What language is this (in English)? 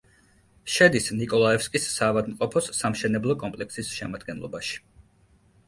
Georgian